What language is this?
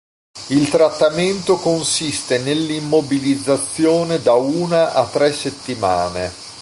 Italian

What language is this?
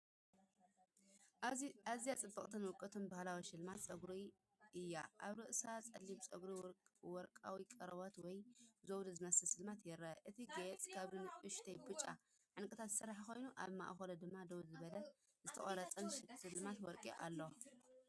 Tigrinya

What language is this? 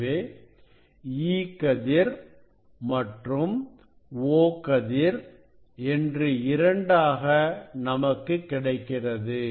Tamil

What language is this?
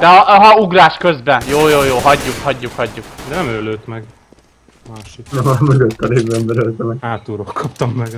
Hungarian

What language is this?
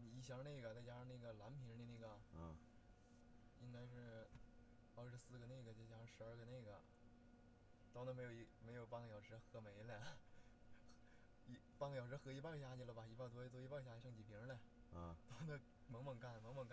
Chinese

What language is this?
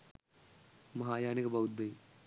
Sinhala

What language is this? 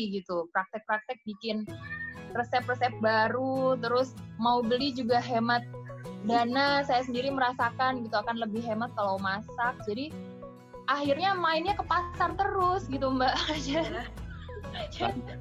Indonesian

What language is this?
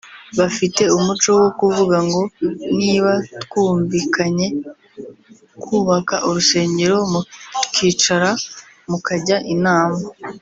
Kinyarwanda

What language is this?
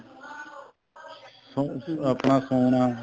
Punjabi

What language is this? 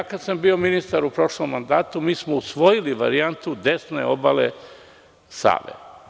Serbian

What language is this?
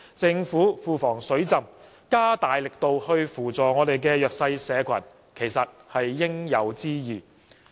Cantonese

